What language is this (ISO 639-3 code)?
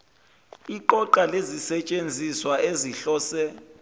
zul